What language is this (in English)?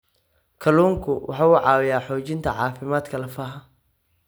Somali